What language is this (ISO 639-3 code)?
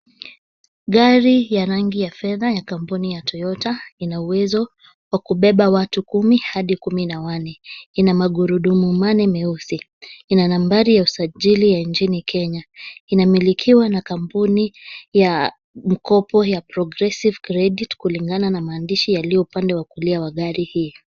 swa